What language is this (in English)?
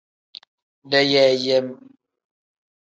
Tem